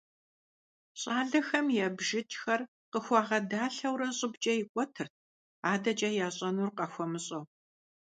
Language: Kabardian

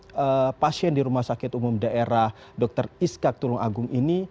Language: Indonesian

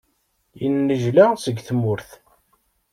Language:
Kabyle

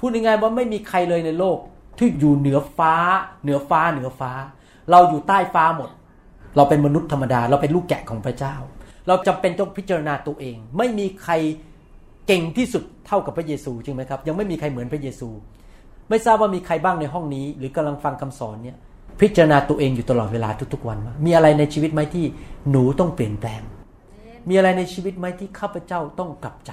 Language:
Thai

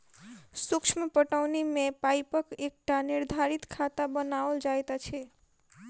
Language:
Maithili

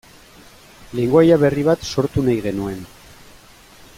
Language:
Basque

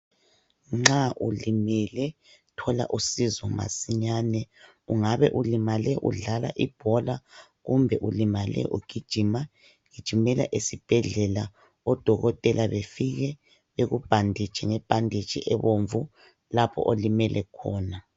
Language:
North Ndebele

